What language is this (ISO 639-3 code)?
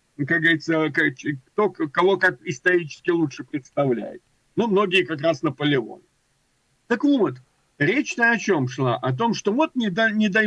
rus